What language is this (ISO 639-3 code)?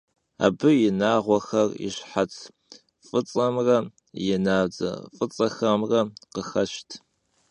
kbd